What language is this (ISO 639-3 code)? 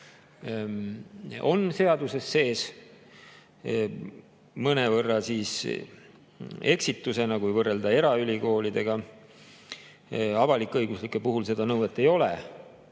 est